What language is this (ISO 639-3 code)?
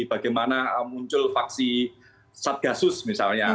ind